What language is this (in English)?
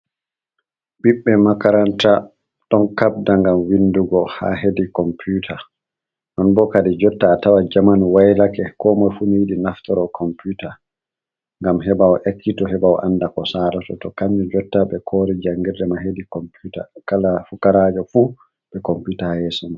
Fula